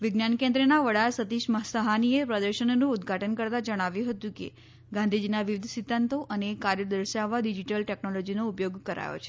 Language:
Gujarati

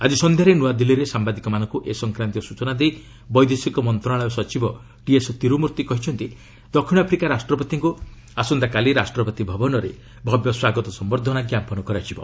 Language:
Odia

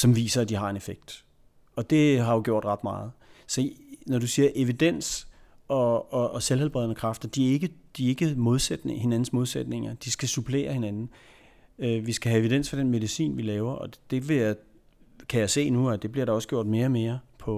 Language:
Danish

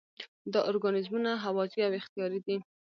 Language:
Pashto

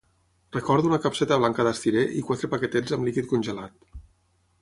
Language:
Catalan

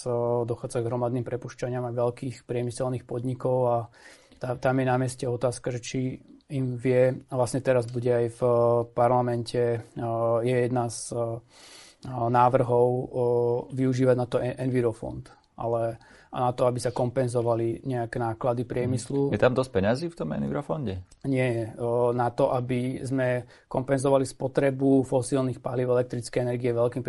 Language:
Slovak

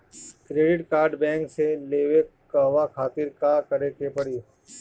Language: Bhojpuri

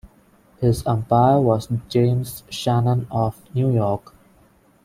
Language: English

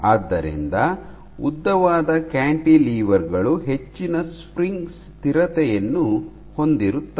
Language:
Kannada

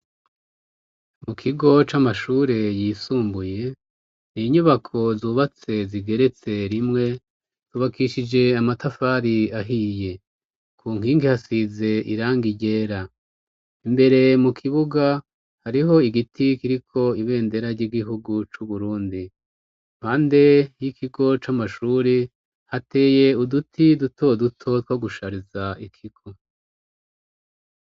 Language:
Rundi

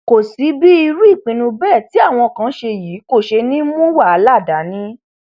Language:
Yoruba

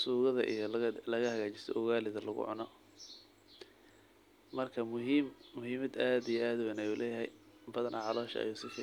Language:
Somali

